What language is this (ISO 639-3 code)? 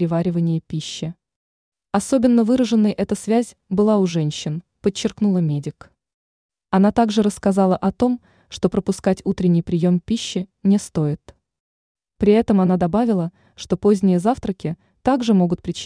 rus